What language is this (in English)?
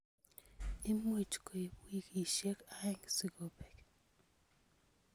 Kalenjin